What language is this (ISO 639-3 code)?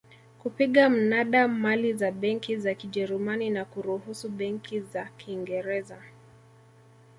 swa